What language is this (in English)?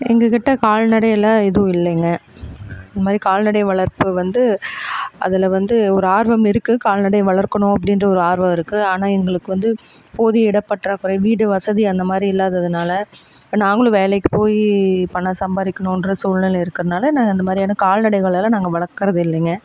Tamil